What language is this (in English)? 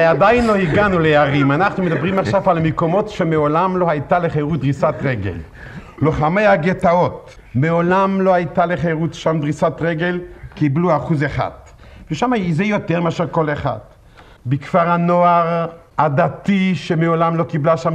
Hebrew